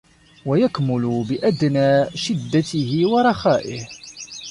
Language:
Arabic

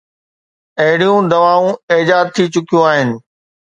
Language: Sindhi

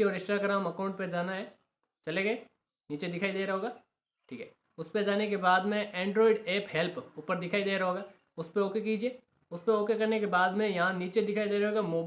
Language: Hindi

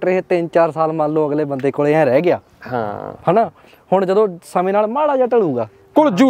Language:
Punjabi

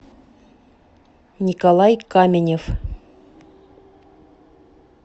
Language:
Russian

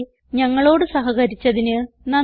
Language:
Malayalam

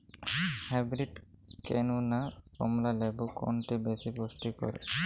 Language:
Bangla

